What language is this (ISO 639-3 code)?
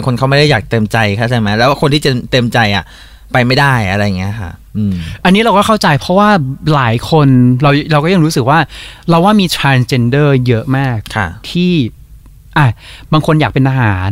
tha